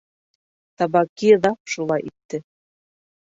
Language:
Bashkir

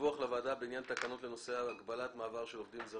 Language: Hebrew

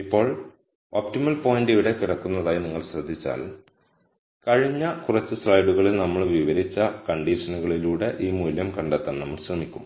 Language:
Malayalam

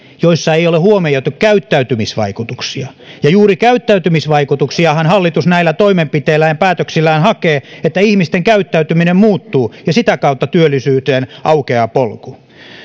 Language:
Finnish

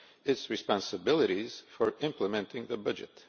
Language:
English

